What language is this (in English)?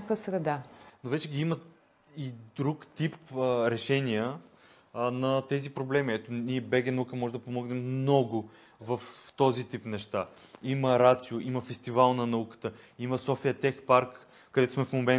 Bulgarian